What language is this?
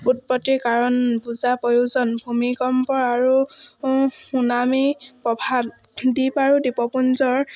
Assamese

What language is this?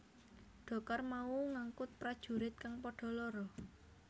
Javanese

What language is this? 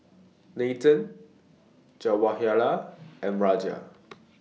English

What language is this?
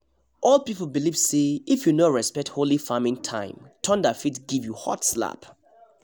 Nigerian Pidgin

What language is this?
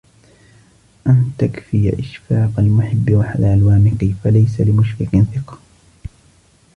Arabic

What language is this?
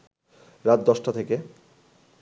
Bangla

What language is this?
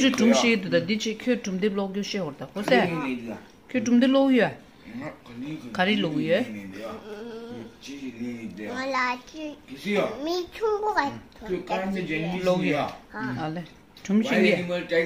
Romanian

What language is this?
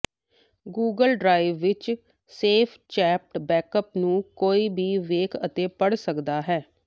Punjabi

